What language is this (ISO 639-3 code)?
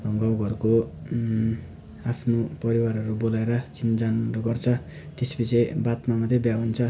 nep